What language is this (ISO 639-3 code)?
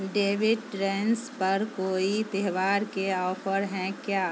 urd